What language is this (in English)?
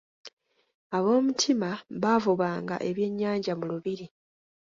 Ganda